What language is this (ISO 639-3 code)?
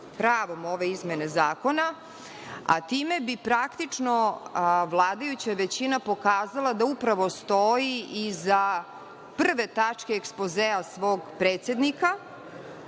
srp